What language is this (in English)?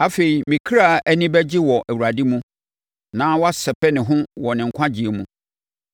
Akan